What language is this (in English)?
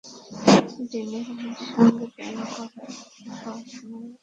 Bangla